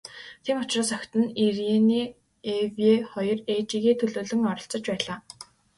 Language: Mongolian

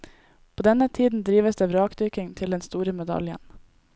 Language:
Norwegian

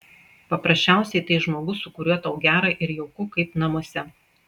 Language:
Lithuanian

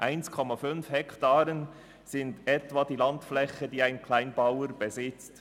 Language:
Swiss German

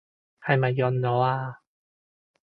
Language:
Cantonese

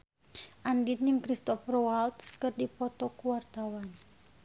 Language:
Sundanese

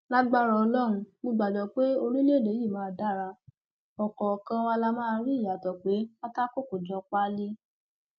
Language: Yoruba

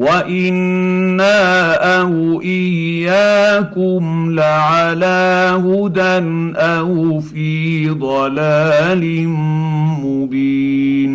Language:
Arabic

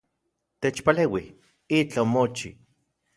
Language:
Central Puebla Nahuatl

